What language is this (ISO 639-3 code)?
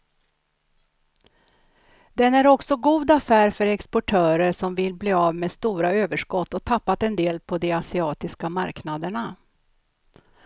swe